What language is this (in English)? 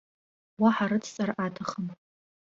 Abkhazian